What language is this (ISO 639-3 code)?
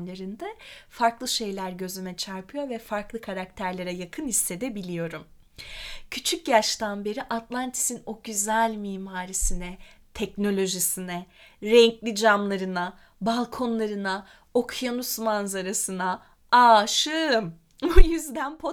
tur